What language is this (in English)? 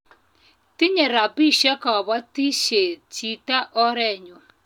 Kalenjin